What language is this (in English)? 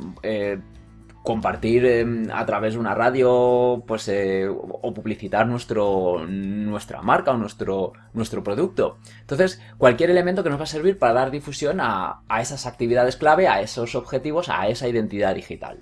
Spanish